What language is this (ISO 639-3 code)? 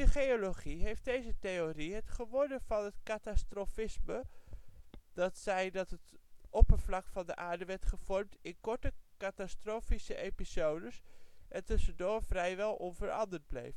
nld